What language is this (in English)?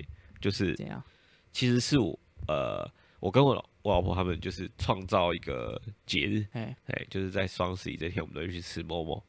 Chinese